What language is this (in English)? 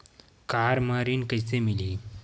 Chhattisgarhi